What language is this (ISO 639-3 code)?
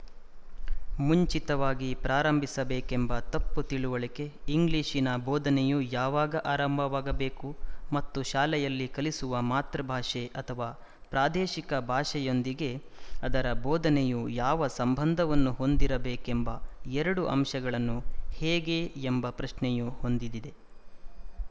kan